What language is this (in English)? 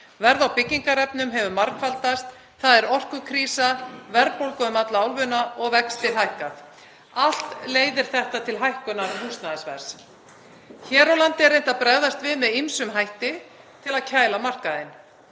Icelandic